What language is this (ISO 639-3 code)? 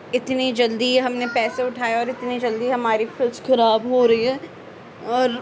urd